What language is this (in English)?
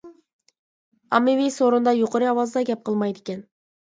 Uyghur